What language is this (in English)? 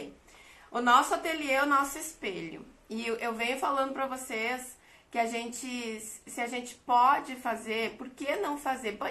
Portuguese